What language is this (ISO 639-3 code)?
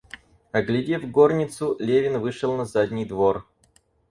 rus